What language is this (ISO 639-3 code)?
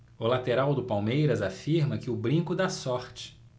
por